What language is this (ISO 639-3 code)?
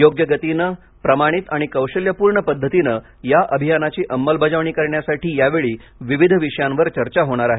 mar